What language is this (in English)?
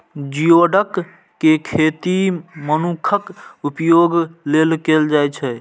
Maithili